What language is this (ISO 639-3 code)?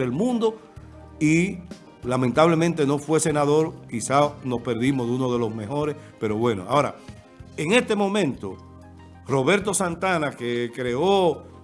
spa